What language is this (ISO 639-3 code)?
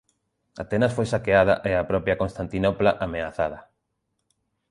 glg